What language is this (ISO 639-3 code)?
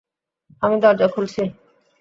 ben